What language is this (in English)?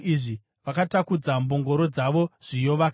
Shona